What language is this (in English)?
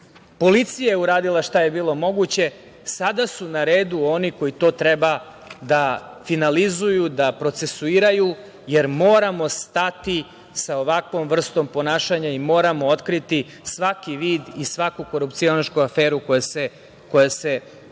Serbian